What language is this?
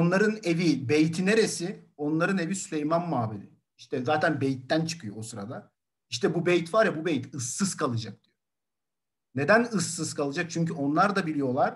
Turkish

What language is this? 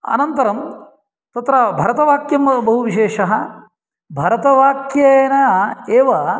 Sanskrit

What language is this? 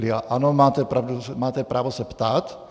Czech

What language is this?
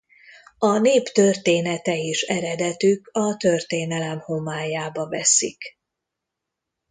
Hungarian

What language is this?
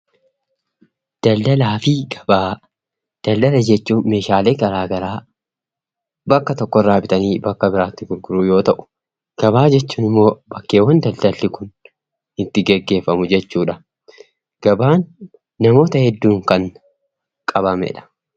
Oromo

